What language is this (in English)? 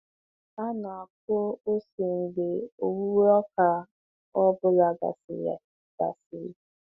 Igbo